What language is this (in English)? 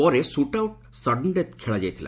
Odia